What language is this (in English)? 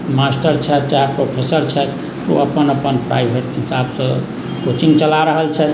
Maithili